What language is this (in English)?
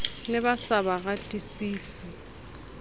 Southern Sotho